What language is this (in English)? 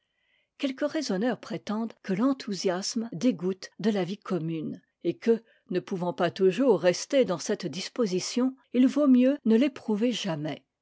French